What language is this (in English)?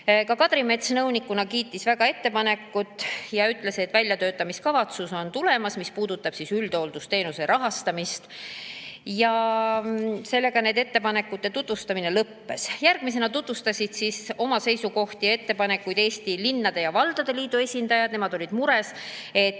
Estonian